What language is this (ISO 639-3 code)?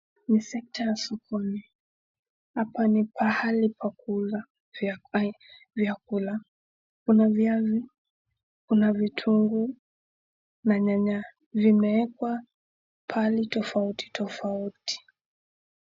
swa